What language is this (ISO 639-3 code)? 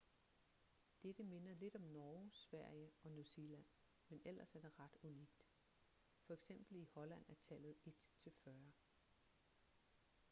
dan